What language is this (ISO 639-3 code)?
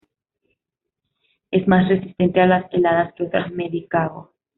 spa